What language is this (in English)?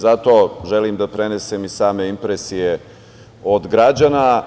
Serbian